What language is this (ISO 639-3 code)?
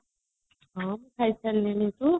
ori